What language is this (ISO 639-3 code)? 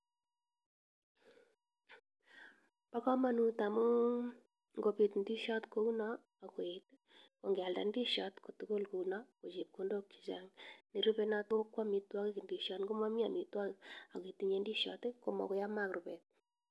kln